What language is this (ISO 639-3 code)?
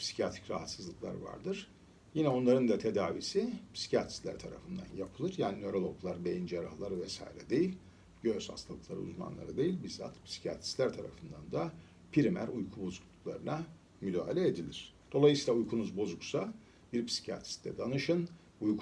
tur